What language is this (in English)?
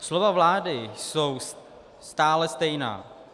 Czech